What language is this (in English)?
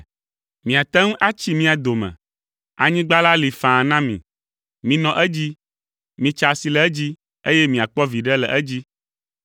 Ewe